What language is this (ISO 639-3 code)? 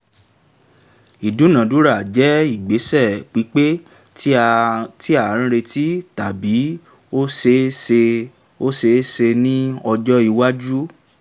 yor